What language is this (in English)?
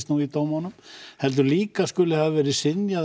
Icelandic